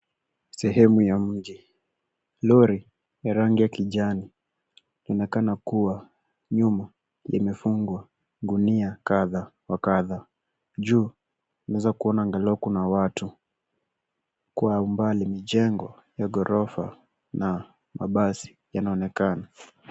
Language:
Swahili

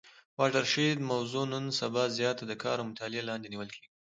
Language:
Pashto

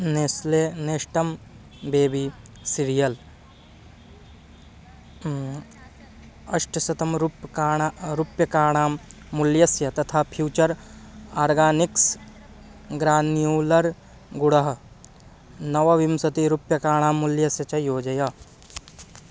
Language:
Sanskrit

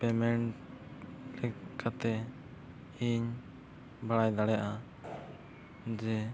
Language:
Santali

